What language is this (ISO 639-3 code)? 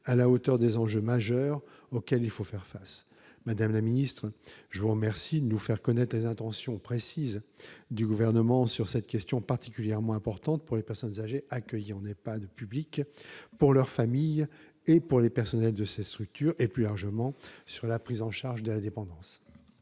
fra